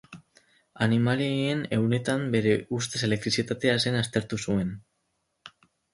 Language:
Basque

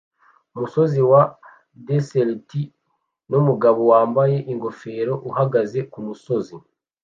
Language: Kinyarwanda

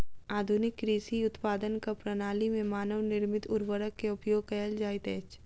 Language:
Maithili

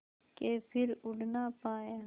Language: Hindi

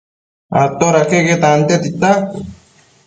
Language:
Matsés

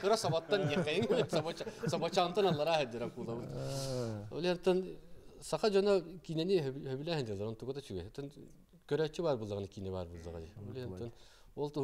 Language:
Turkish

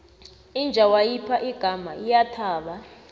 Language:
South Ndebele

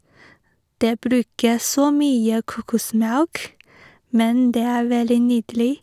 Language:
Norwegian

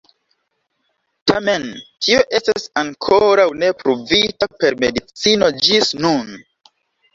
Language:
Esperanto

